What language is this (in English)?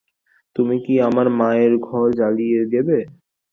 Bangla